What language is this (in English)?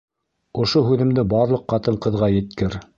Bashkir